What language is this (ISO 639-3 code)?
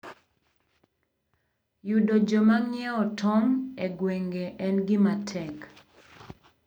luo